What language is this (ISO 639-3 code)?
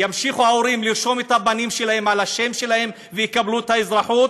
heb